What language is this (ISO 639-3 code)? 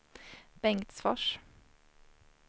swe